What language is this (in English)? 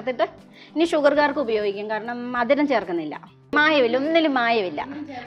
Malayalam